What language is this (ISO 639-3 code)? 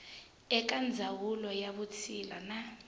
tso